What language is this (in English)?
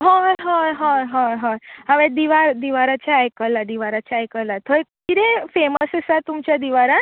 Konkani